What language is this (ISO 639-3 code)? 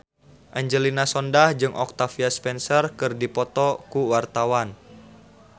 sun